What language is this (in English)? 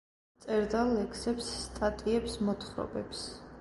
Georgian